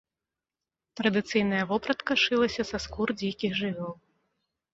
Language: Belarusian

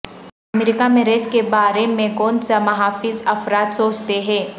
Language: Urdu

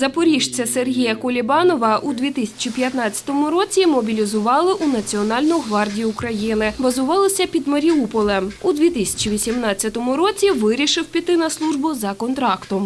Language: Ukrainian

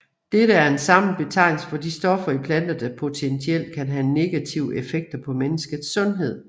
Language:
Danish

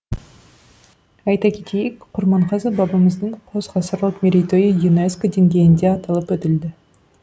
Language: Kazakh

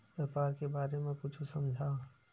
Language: Chhattisgarhi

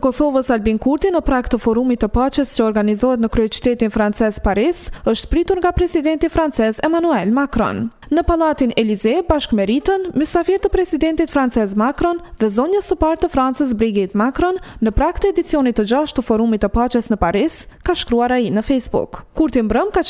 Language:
Romanian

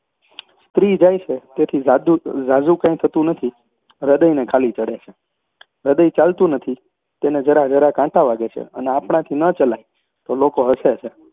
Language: Gujarati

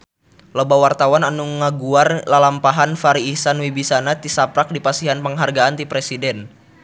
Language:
Sundanese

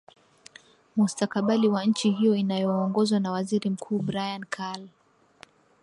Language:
Swahili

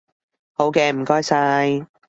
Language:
Cantonese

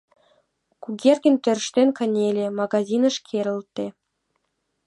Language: Mari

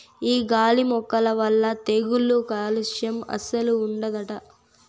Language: Telugu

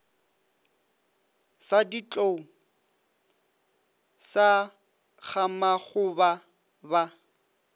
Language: Northern Sotho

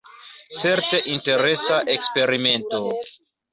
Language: Esperanto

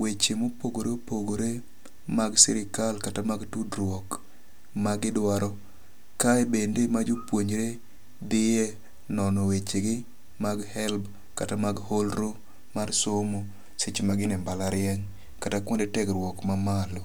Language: Luo (Kenya and Tanzania)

